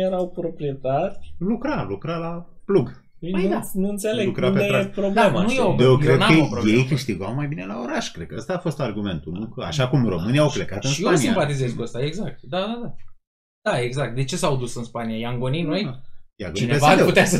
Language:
Romanian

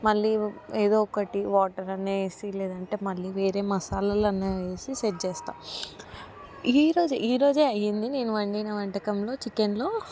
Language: Telugu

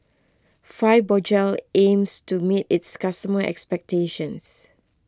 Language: English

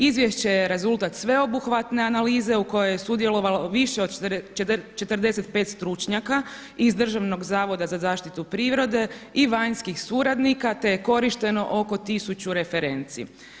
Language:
Croatian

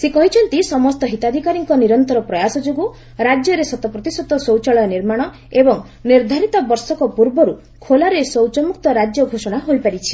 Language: Odia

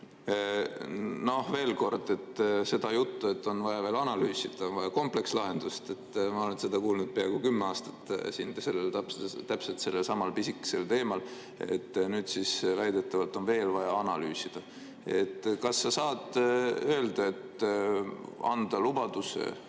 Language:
Estonian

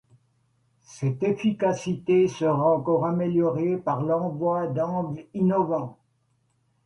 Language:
French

